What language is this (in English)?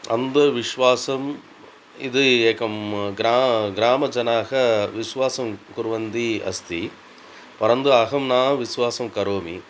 Sanskrit